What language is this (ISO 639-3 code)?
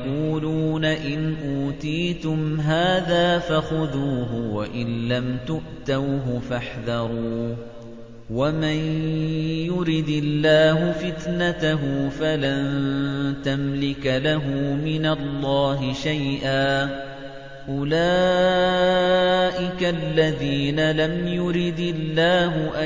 ara